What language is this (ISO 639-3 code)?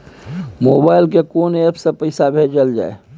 mai